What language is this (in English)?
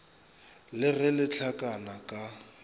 Northern Sotho